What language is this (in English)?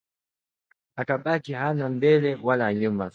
Swahili